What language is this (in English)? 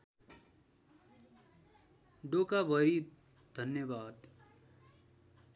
Nepali